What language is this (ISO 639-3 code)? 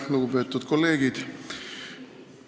est